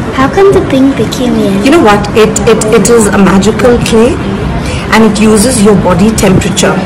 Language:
English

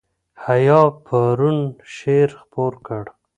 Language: Pashto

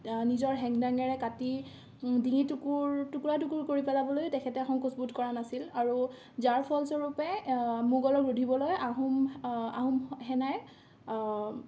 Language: Assamese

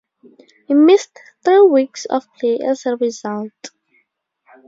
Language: English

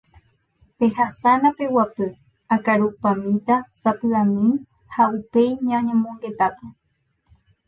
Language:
Guarani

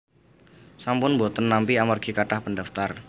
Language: Javanese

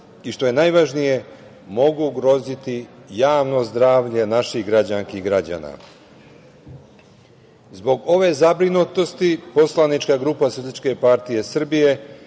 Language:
Serbian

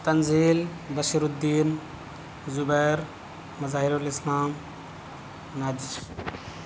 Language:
Urdu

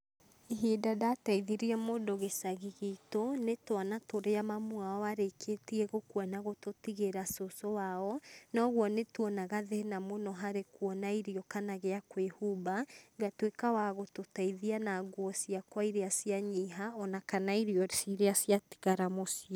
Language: Kikuyu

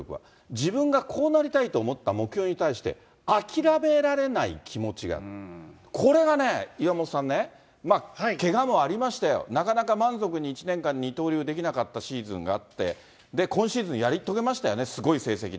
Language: Japanese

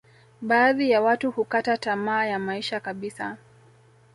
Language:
Swahili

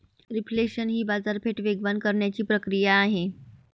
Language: Marathi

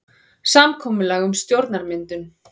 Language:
Icelandic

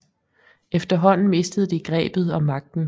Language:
Danish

